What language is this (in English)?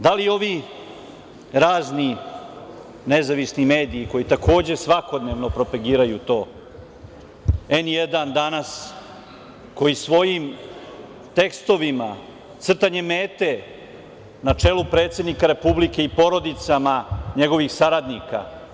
Serbian